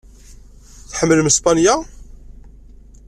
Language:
Kabyle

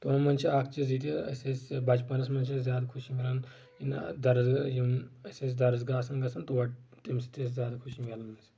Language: Kashmiri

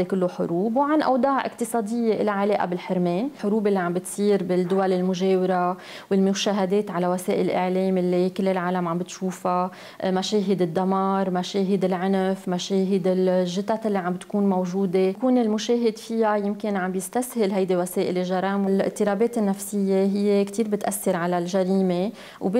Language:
Arabic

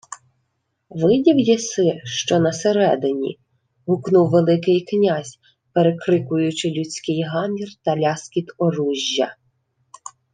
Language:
Ukrainian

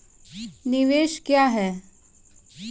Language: Maithili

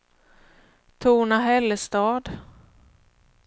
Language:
Swedish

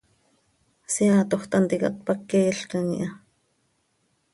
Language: Seri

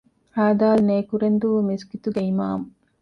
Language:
Divehi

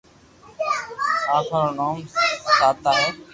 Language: Loarki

